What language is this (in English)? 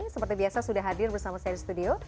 Indonesian